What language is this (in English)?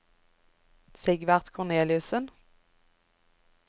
Norwegian